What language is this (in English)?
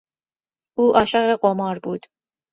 Persian